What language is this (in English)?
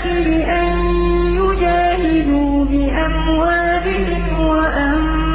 Arabic